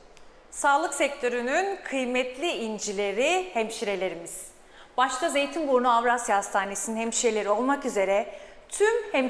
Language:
Turkish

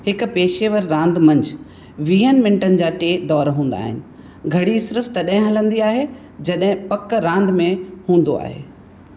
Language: Sindhi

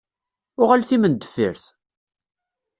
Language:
Kabyle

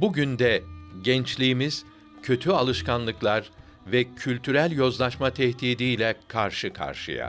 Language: Turkish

